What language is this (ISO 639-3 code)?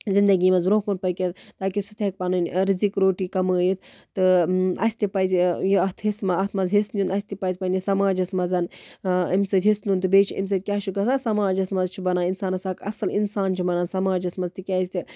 kas